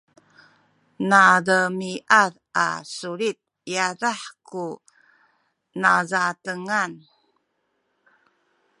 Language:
Sakizaya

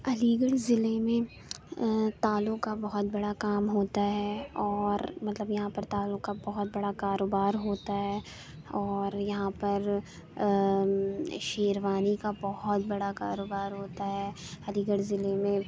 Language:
Urdu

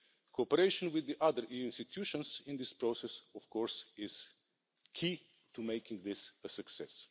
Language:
English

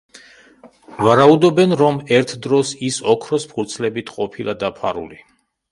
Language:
Georgian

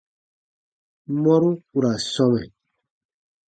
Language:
Baatonum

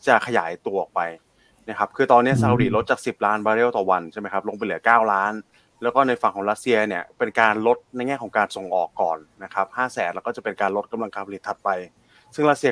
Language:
Thai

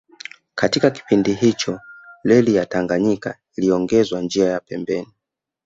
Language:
Swahili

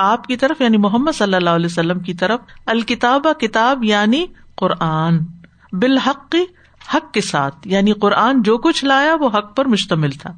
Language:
Urdu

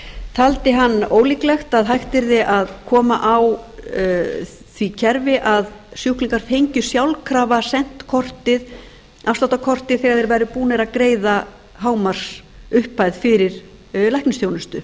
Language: Icelandic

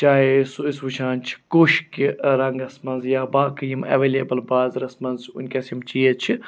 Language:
Kashmiri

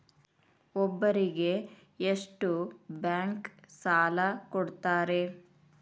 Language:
Kannada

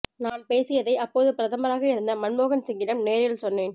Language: Tamil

